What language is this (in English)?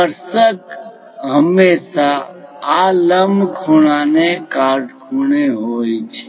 Gujarati